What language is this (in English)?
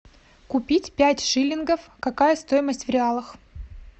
Russian